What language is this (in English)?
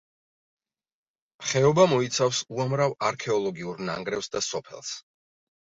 Georgian